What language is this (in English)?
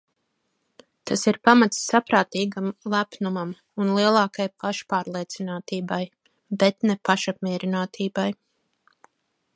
Latvian